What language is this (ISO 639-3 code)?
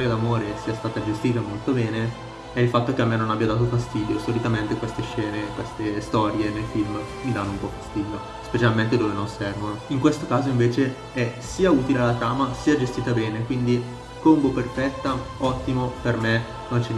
ita